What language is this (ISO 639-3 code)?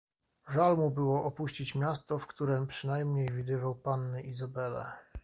pol